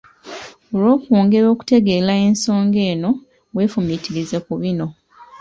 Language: Ganda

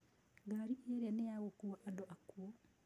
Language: Kikuyu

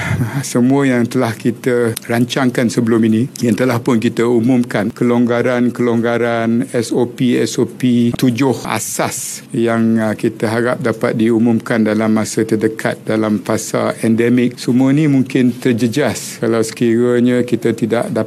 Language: Malay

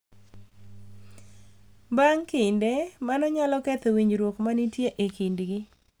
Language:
Luo (Kenya and Tanzania)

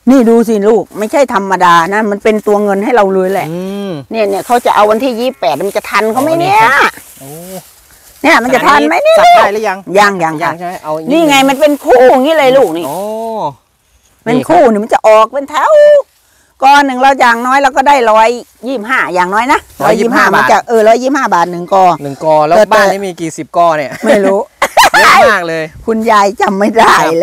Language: Thai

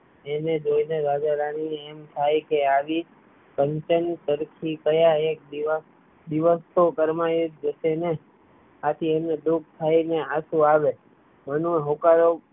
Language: Gujarati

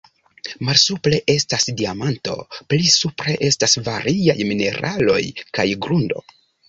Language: Esperanto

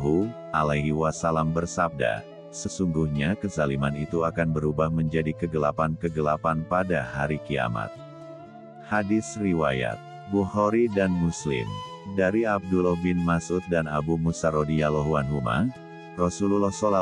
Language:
Indonesian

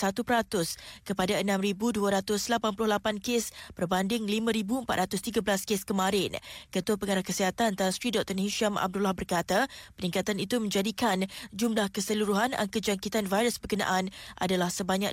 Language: Malay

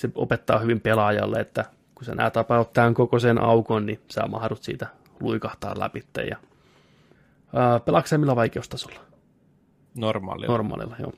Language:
Finnish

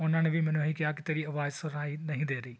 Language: Punjabi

